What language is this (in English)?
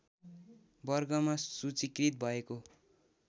Nepali